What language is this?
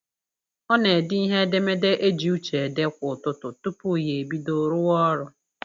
Igbo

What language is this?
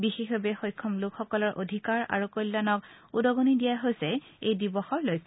Assamese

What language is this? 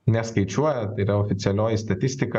Lithuanian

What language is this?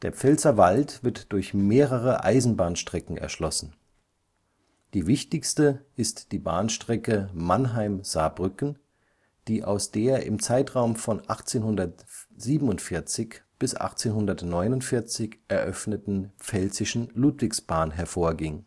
German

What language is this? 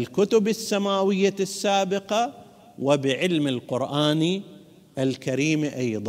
Arabic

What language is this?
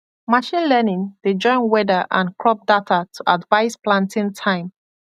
Nigerian Pidgin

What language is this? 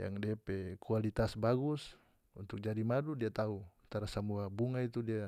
North Moluccan Malay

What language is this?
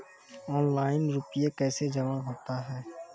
Maithili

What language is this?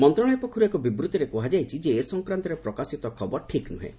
Odia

